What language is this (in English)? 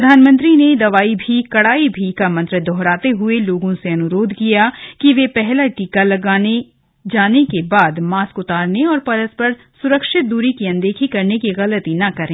Hindi